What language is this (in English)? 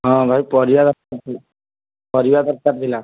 Odia